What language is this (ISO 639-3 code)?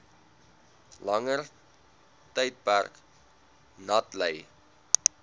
afr